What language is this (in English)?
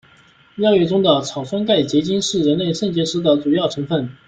Chinese